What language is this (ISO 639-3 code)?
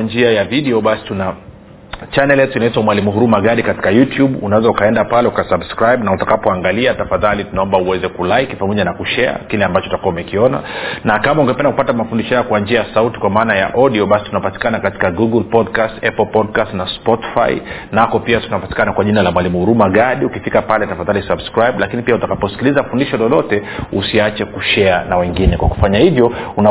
swa